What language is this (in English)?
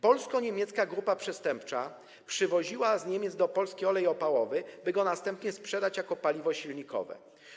Polish